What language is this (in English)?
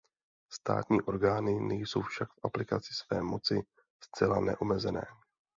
Czech